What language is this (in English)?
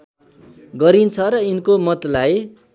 Nepali